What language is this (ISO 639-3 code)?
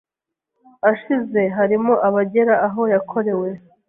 kin